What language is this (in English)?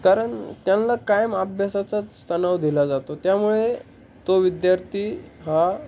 Marathi